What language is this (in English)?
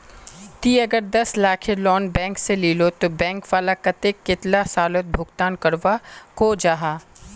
Magahi